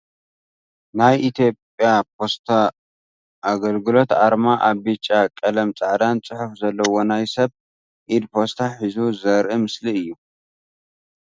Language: Tigrinya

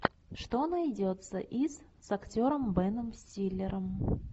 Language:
Russian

